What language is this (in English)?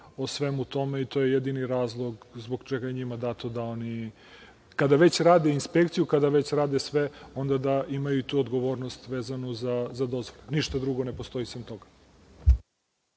Serbian